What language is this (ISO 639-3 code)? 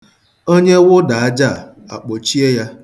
ibo